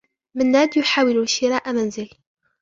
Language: Arabic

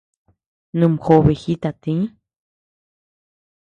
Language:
Tepeuxila Cuicatec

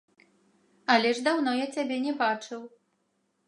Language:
Belarusian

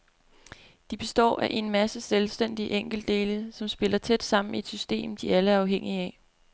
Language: Danish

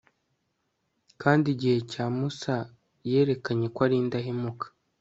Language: Kinyarwanda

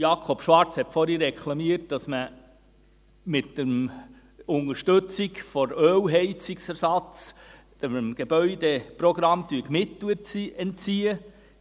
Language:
Swiss German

